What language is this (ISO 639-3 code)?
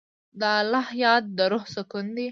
pus